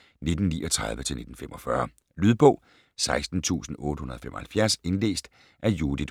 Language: Danish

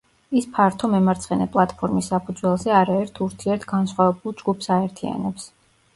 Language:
Georgian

